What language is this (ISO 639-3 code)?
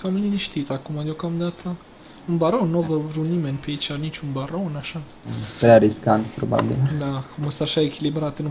ron